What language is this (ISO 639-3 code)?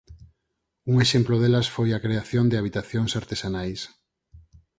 glg